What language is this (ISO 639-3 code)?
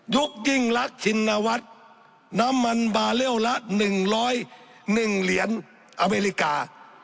tha